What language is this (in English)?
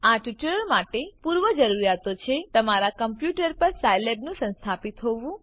Gujarati